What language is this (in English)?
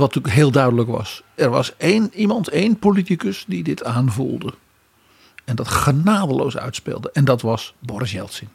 Dutch